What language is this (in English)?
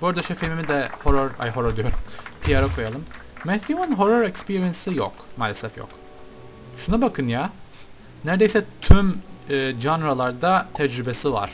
Turkish